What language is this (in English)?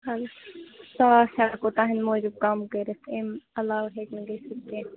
Kashmiri